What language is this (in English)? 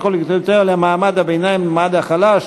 Hebrew